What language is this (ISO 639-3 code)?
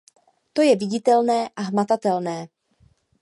ces